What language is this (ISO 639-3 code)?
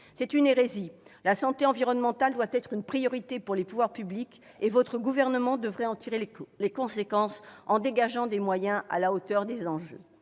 fra